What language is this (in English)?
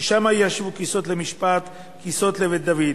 Hebrew